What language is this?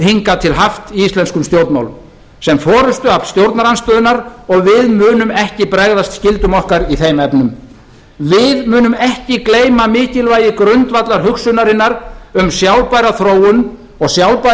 Icelandic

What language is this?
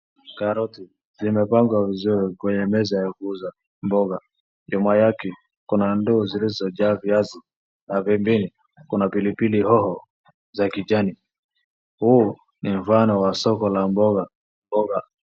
Swahili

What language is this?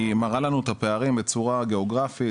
Hebrew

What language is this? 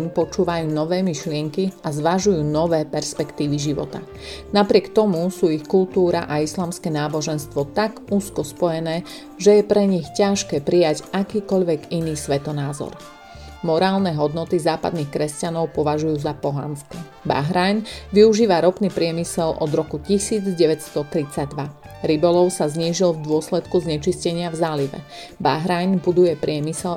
Slovak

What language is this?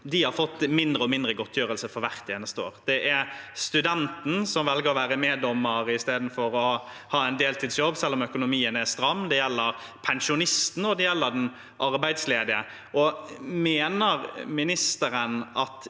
Norwegian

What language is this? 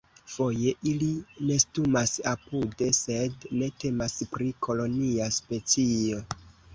Esperanto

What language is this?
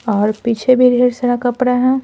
Hindi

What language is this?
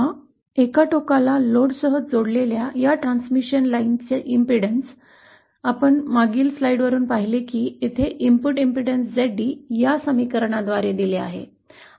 Marathi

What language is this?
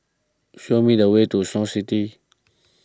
English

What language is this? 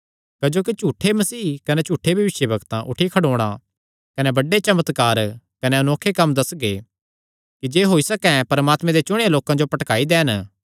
Kangri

